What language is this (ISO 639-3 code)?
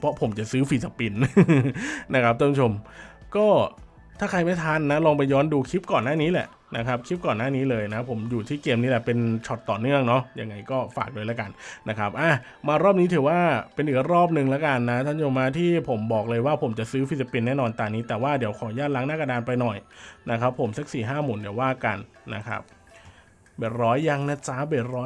tha